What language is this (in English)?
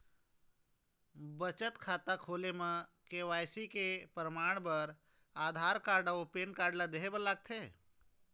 Chhattisgarhi